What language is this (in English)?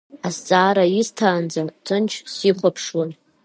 Abkhazian